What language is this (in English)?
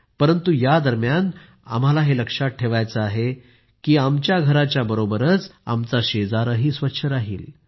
Marathi